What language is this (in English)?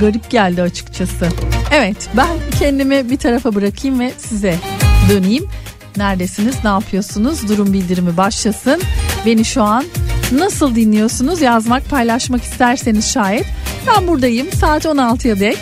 Turkish